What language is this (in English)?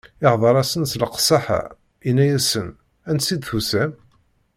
Kabyle